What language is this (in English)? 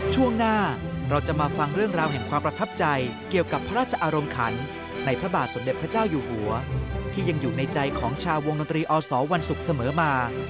Thai